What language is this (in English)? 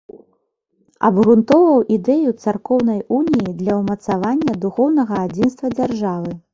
Belarusian